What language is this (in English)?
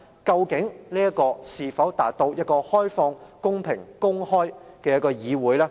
Cantonese